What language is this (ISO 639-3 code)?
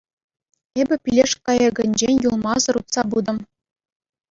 chv